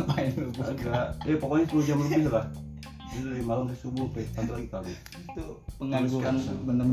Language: Indonesian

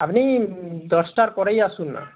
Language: Bangla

